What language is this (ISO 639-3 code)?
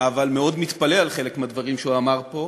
heb